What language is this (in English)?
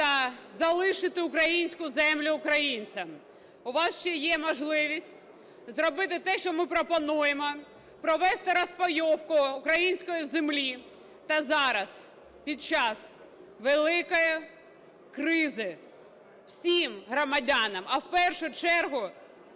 Ukrainian